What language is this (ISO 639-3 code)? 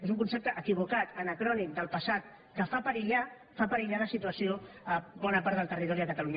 cat